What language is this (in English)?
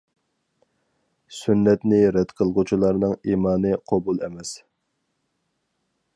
Uyghur